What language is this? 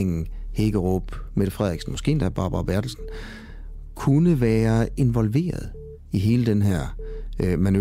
Danish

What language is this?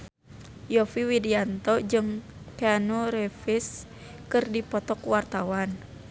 Sundanese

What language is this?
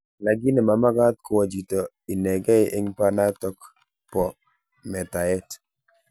Kalenjin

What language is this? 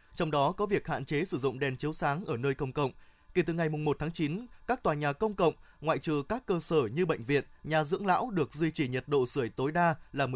Vietnamese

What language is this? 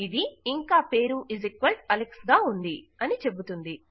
Telugu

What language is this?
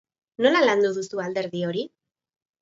Basque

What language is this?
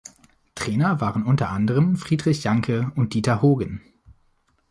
German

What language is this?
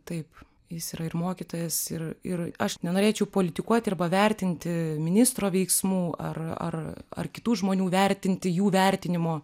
Lithuanian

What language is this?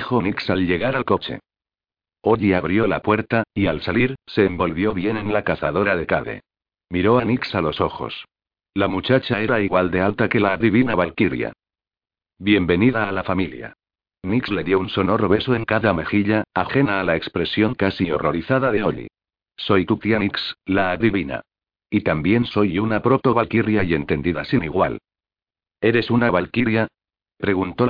Spanish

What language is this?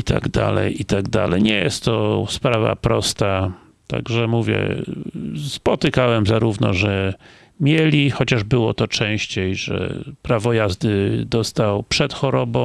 Polish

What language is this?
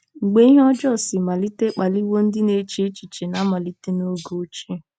Igbo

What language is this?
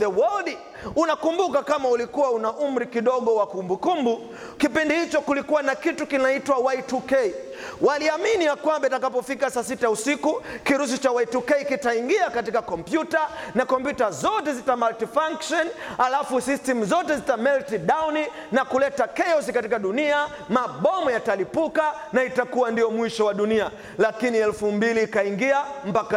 Swahili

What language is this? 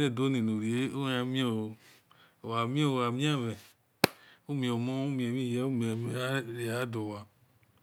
Esan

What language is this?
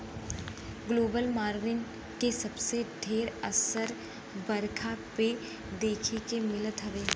Bhojpuri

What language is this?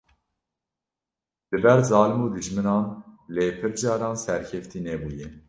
Kurdish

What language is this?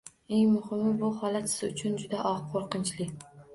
Uzbek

